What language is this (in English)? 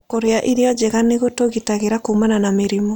Kikuyu